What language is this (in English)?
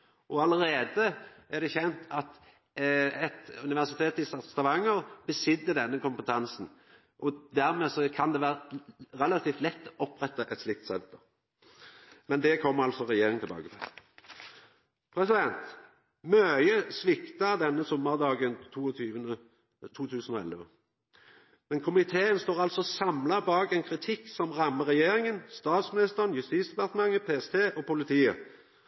Norwegian Nynorsk